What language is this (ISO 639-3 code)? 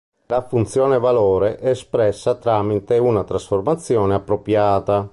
ita